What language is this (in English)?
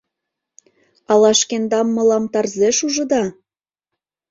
Mari